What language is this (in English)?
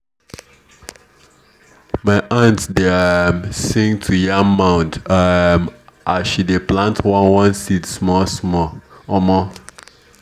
Nigerian Pidgin